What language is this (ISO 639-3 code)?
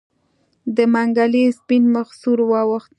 pus